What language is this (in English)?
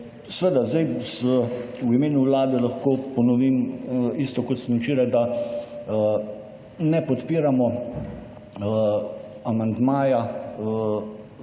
Slovenian